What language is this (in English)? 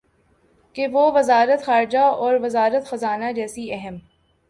Urdu